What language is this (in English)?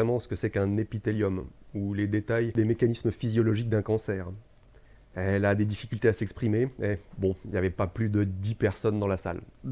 French